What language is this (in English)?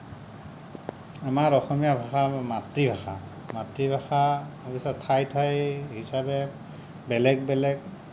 Assamese